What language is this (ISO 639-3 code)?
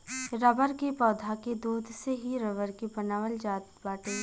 bho